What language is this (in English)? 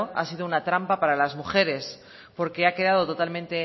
Spanish